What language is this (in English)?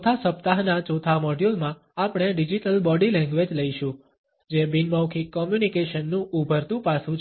Gujarati